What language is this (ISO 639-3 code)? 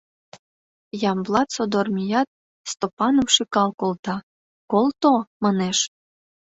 chm